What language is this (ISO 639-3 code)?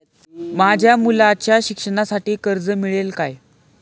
mar